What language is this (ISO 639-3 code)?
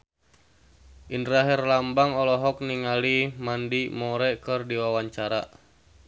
sun